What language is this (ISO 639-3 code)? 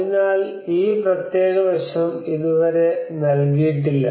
mal